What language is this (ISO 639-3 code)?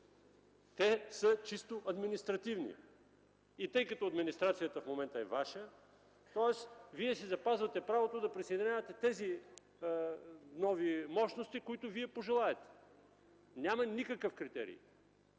bul